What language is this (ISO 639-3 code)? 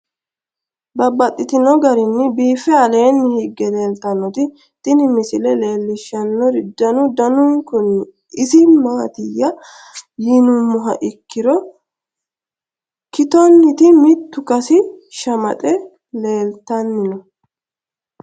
sid